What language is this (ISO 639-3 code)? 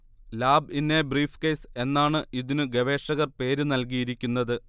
mal